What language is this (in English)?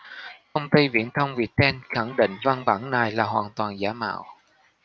Vietnamese